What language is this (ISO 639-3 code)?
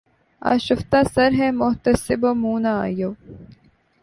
urd